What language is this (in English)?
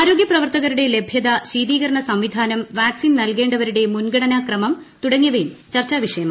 Malayalam